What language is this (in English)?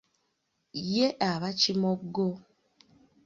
Ganda